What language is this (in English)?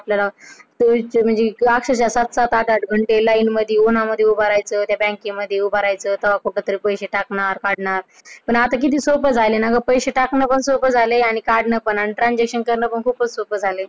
Marathi